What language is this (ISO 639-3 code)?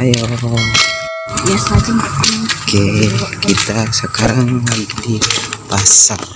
ind